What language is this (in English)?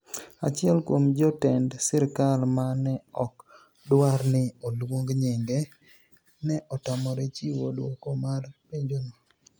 Luo (Kenya and Tanzania)